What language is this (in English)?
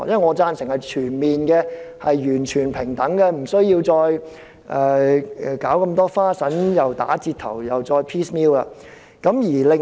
Cantonese